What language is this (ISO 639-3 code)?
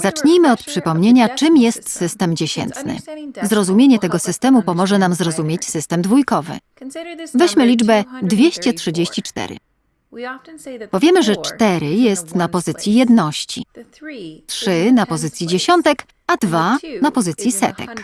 pol